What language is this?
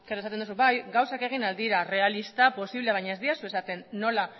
Basque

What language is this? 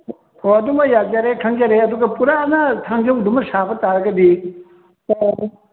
Manipuri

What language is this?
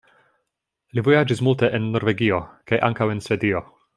Esperanto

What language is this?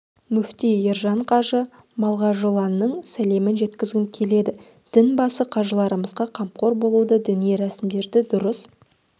Kazakh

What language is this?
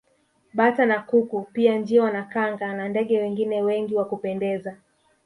Swahili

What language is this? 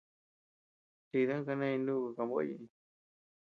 Tepeuxila Cuicatec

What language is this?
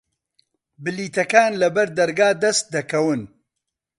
Central Kurdish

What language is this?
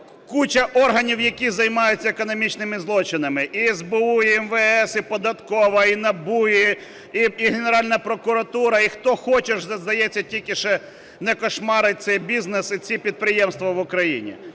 Ukrainian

